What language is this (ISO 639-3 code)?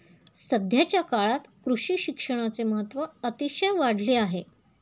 mar